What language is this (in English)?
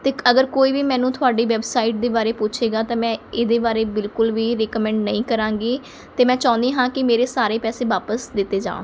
Punjabi